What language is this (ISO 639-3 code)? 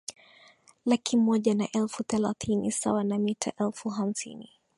swa